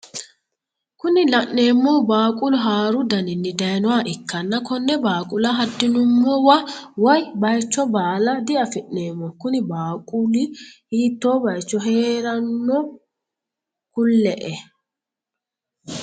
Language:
Sidamo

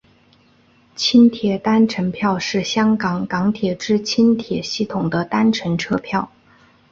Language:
Chinese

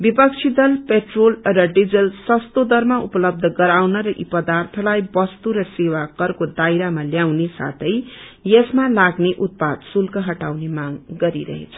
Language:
Nepali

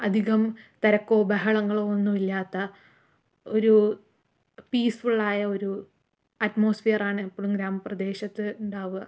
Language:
Malayalam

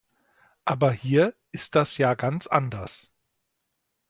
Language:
German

